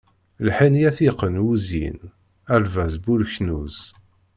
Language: Kabyle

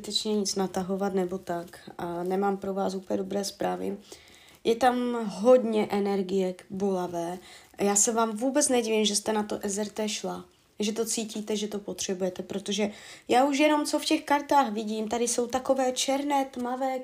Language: Czech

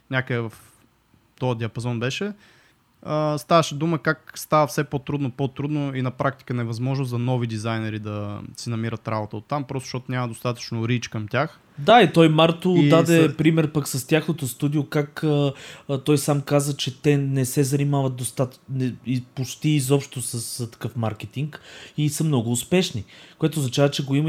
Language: Bulgarian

